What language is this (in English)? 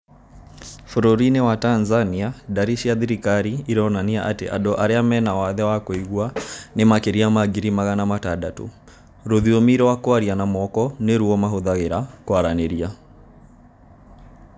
Kikuyu